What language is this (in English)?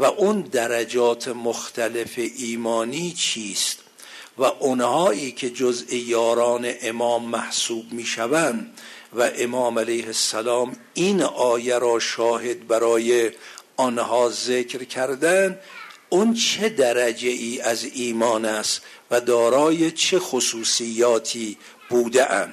Persian